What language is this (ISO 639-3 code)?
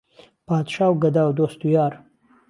ckb